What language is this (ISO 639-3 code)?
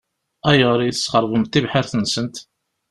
kab